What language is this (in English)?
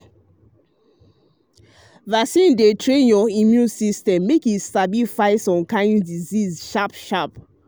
Nigerian Pidgin